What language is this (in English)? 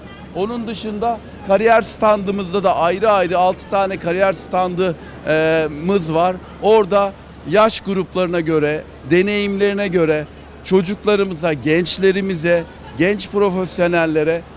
Turkish